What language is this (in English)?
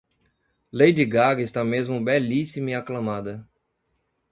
Portuguese